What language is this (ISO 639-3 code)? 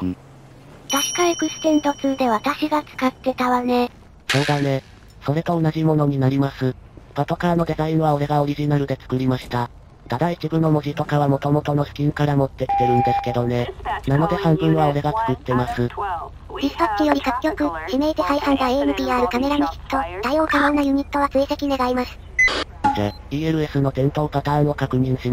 jpn